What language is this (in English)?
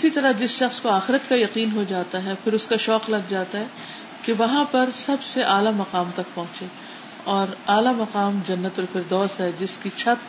Urdu